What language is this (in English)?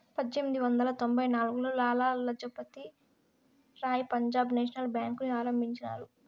Telugu